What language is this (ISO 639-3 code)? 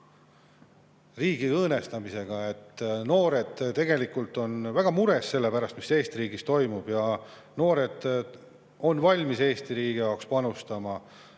est